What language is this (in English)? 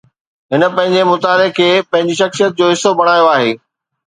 Sindhi